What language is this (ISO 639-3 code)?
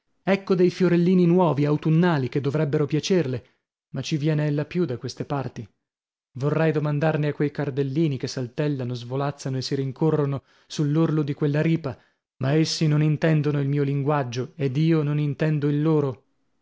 ita